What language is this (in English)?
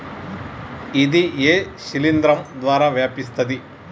Telugu